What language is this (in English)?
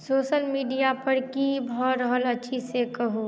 Maithili